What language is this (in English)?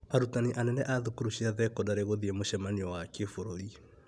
Kikuyu